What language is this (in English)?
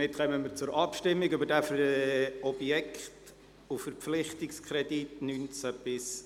Swiss German